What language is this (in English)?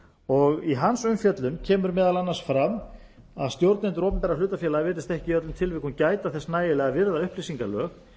Icelandic